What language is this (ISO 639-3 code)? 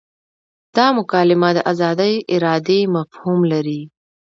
pus